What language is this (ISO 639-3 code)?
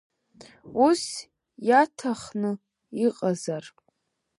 abk